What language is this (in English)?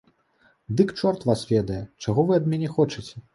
Belarusian